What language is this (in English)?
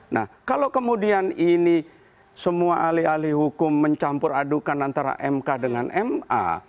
Indonesian